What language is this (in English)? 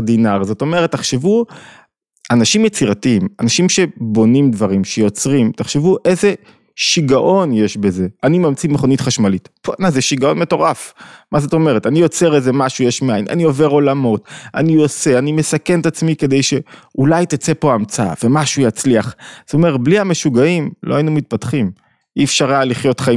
Hebrew